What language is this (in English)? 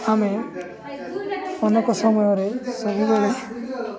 Odia